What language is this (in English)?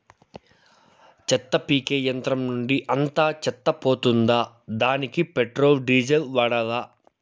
Telugu